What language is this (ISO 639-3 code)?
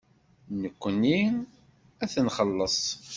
kab